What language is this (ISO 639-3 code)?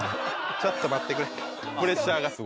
jpn